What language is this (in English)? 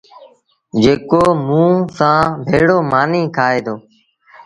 Sindhi Bhil